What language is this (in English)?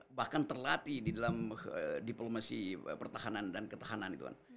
Indonesian